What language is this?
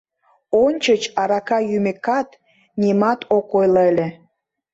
Mari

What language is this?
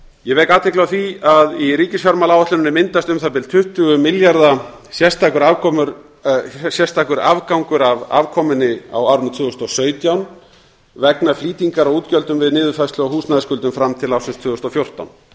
Icelandic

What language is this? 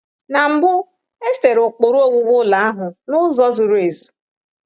Igbo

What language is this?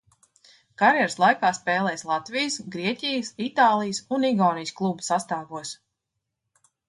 Latvian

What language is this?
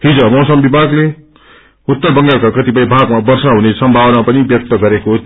Nepali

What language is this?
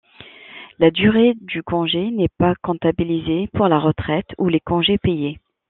French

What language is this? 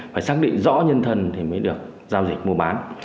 Vietnamese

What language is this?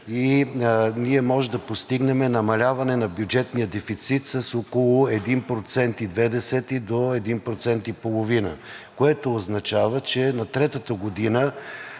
Bulgarian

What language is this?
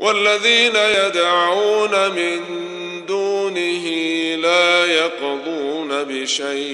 Arabic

